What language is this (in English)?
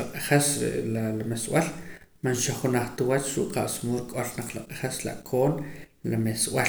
Poqomam